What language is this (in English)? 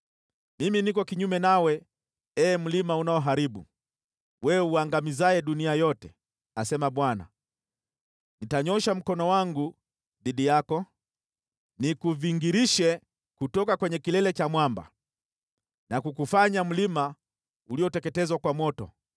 Swahili